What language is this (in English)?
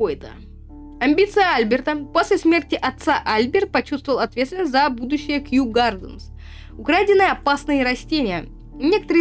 Russian